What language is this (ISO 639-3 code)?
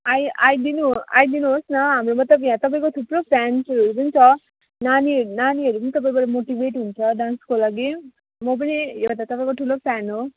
nep